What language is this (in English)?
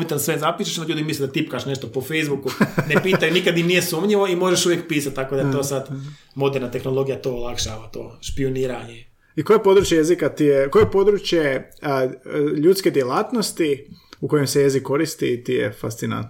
Croatian